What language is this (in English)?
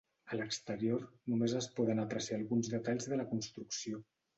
Catalan